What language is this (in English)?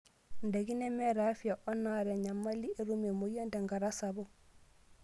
Masai